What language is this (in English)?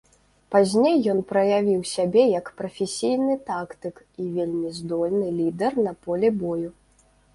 Belarusian